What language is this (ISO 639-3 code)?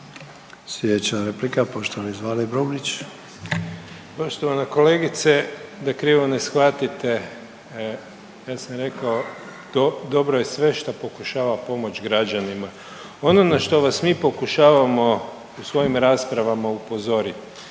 hrv